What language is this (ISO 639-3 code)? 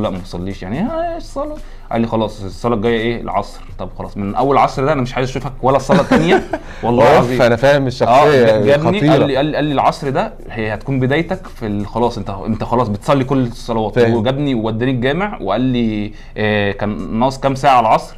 ara